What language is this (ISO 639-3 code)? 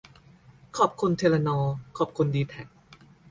tha